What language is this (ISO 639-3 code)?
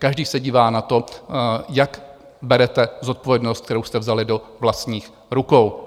ces